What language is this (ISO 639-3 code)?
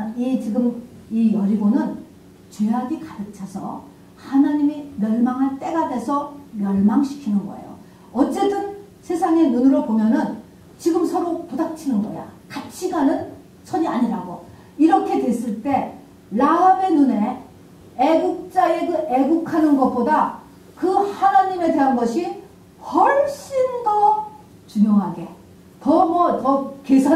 kor